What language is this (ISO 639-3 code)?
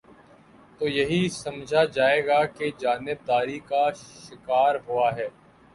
urd